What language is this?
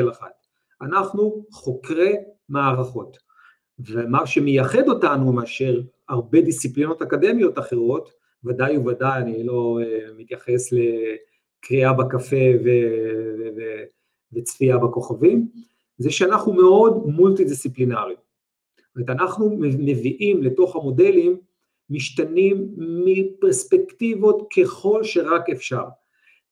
Hebrew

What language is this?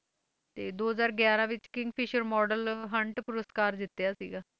Punjabi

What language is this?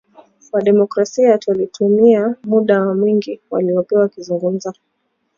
Swahili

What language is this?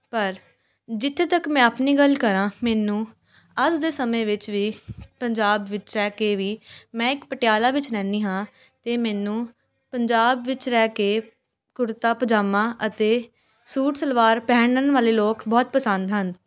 Punjabi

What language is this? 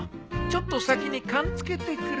Japanese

